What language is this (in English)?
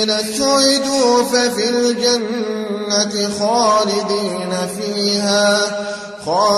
Arabic